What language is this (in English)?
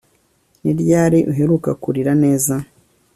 Kinyarwanda